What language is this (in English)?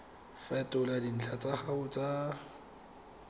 Tswana